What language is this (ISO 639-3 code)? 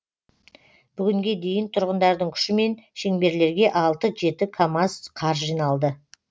kaz